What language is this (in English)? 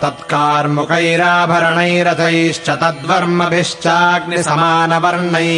Kannada